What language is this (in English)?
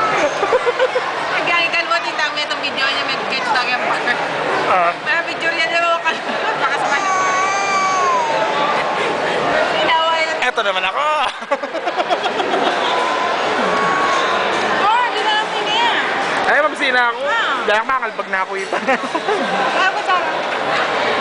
Filipino